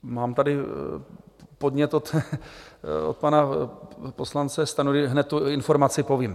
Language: Czech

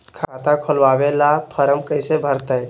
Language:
Magahi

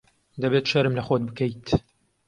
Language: Central Kurdish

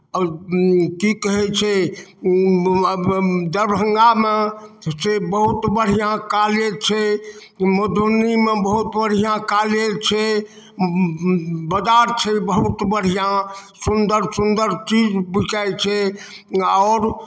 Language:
Maithili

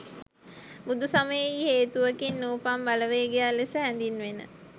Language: Sinhala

